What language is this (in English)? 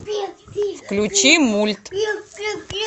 Russian